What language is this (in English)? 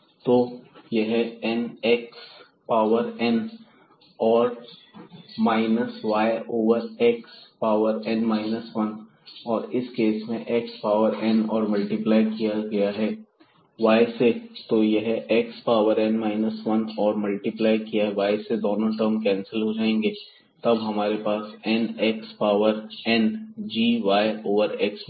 Hindi